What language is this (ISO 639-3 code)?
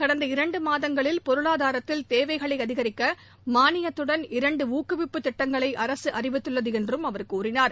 tam